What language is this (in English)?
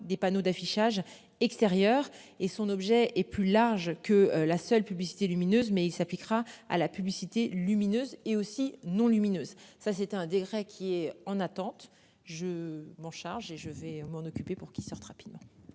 French